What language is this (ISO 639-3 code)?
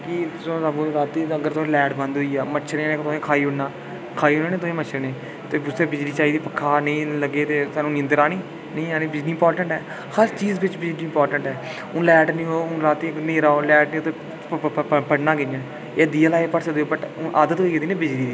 doi